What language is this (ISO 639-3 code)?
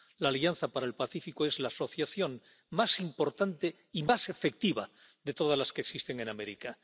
spa